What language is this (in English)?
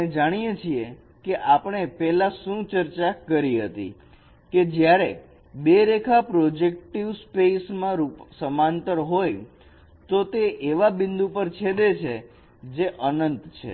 Gujarati